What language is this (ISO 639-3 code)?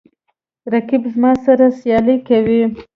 pus